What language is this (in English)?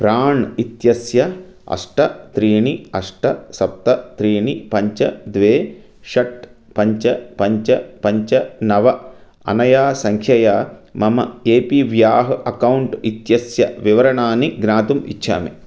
Sanskrit